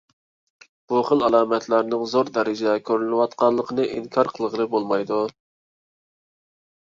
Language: Uyghur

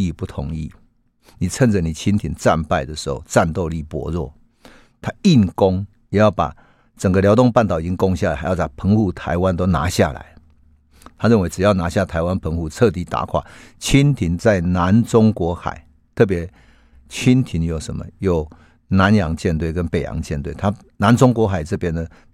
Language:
Chinese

